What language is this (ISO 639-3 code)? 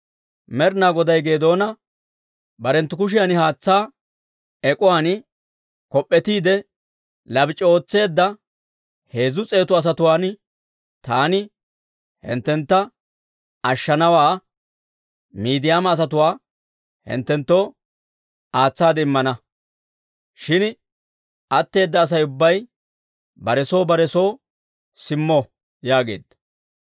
dwr